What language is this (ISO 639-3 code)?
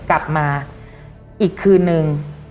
tha